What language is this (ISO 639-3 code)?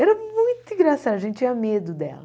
por